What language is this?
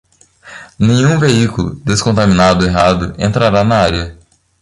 Portuguese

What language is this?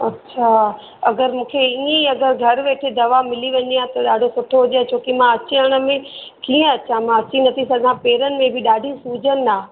Sindhi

